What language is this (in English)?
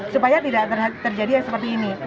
Indonesian